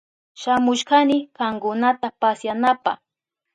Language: Southern Pastaza Quechua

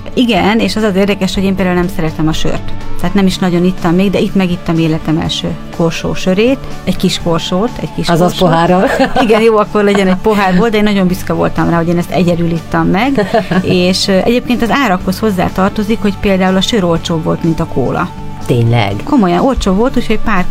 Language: Hungarian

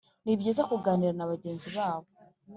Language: Kinyarwanda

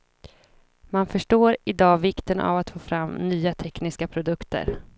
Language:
Swedish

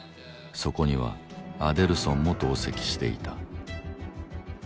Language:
Japanese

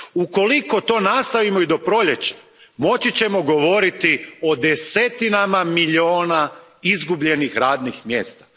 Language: Croatian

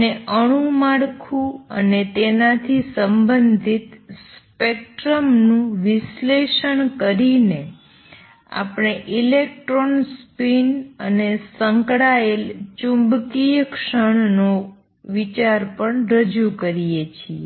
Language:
Gujarati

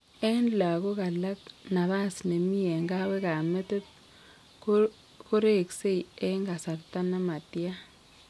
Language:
Kalenjin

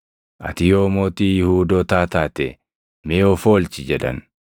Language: Oromo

